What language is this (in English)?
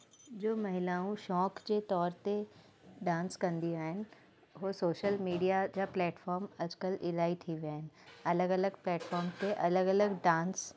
Sindhi